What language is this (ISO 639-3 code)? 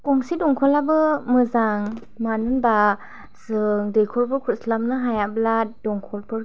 brx